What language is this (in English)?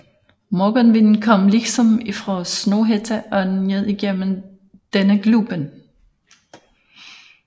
Danish